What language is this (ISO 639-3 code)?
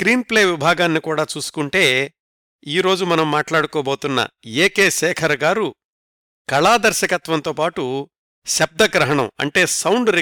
tel